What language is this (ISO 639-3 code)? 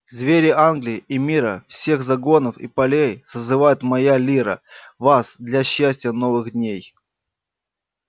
rus